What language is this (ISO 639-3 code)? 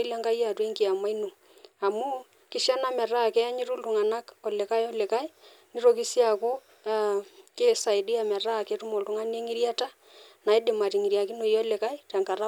mas